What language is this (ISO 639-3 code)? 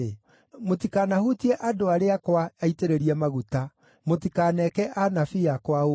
kik